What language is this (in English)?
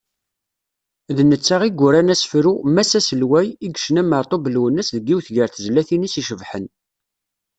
Kabyle